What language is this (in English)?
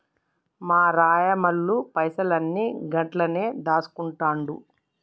Telugu